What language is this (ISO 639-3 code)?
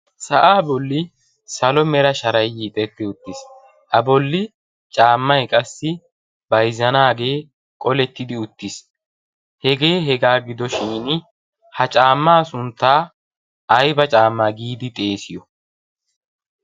wal